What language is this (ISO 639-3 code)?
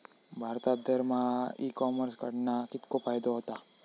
mar